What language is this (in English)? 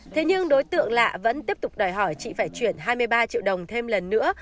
Vietnamese